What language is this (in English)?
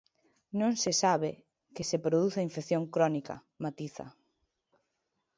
Galician